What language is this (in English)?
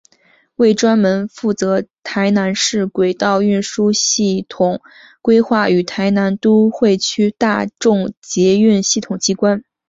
Chinese